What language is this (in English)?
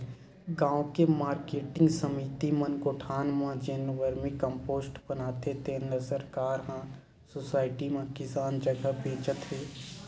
Chhattisgarhi